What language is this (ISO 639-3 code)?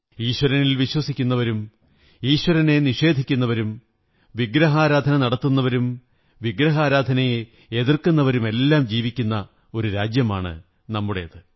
mal